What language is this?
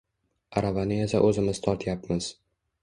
Uzbek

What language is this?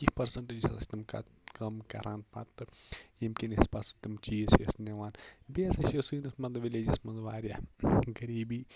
Kashmiri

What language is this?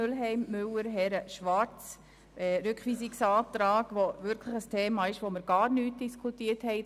Swiss German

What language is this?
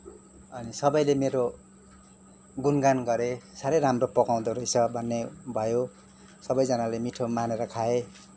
Nepali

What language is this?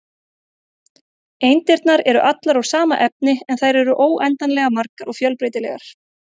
Icelandic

